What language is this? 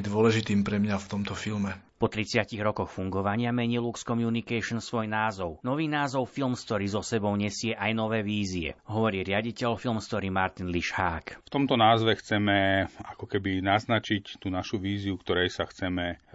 Slovak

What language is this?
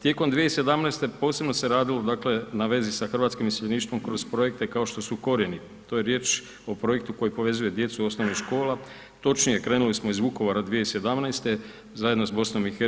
Croatian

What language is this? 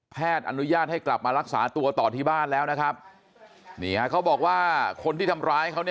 Thai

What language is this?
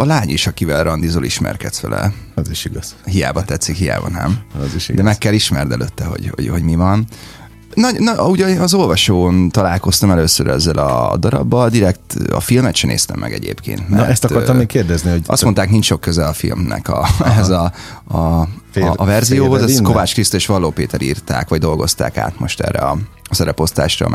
Hungarian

